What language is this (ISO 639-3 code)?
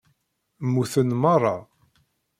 kab